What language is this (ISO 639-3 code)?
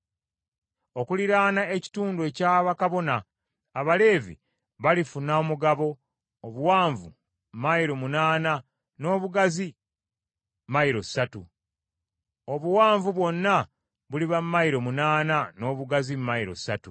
lug